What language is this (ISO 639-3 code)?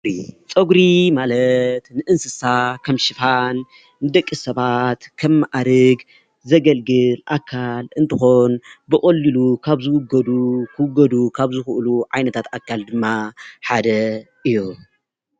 tir